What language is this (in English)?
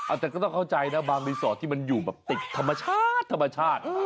Thai